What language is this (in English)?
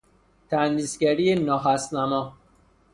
Persian